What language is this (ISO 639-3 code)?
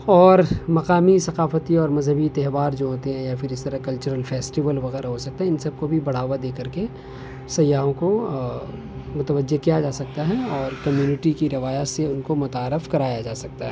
urd